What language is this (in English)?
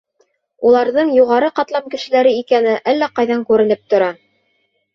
Bashkir